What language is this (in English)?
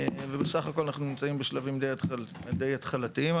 Hebrew